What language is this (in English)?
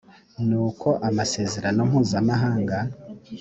Kinyarwanda